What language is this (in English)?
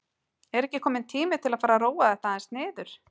Icelandic